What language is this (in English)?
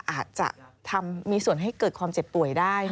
Thai